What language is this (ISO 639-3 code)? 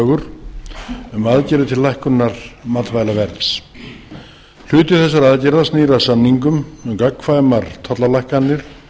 isl